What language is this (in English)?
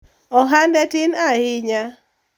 Luo (Kenya and Tanzania)